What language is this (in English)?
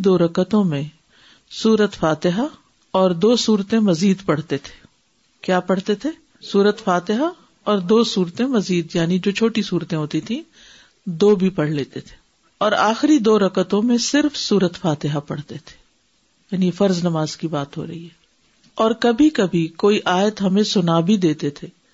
Urdu